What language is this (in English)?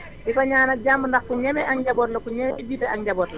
Wolof